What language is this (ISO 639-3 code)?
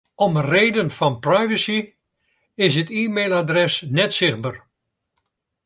fry